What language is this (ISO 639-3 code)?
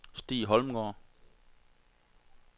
dan